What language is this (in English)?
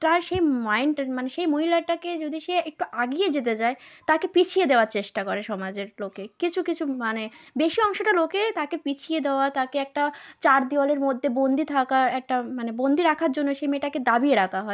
Bangla